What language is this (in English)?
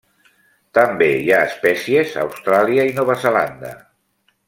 Catalan